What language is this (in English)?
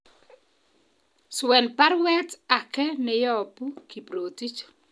Kalenjin